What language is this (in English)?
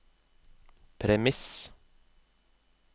Norwegian